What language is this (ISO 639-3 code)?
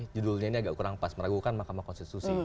ind